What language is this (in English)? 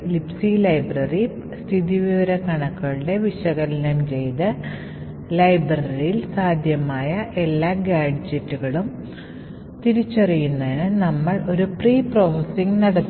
Malayalam